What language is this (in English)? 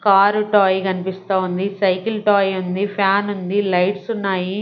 Telugu